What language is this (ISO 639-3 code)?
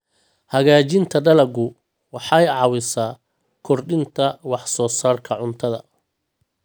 som